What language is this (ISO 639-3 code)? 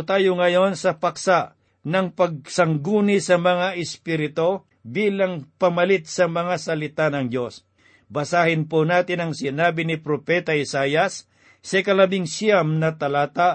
fil